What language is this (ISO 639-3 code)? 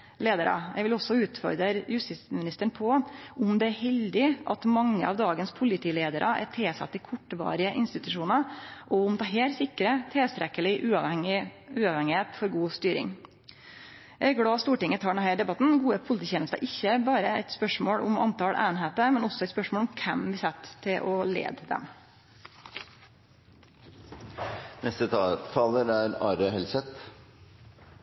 nno